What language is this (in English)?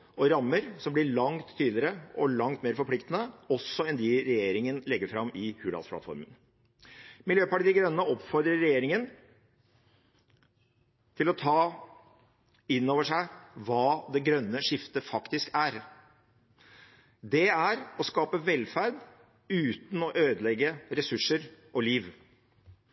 Norwegian Bokmål